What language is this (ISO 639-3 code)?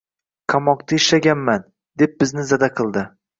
uzb